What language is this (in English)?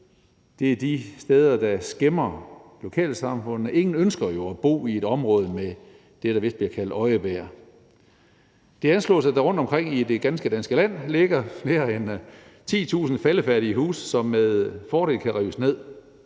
Danish